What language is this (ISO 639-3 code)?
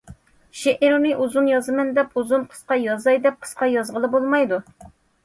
uig